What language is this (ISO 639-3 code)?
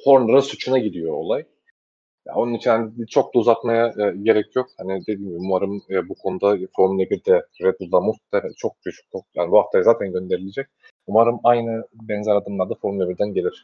tur